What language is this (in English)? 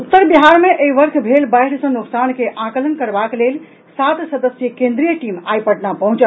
Maithili